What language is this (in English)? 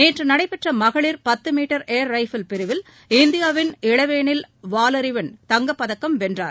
Tamil